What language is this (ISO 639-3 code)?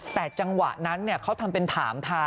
tha